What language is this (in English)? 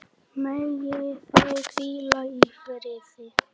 Icelandic